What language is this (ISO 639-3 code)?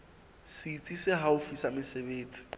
sot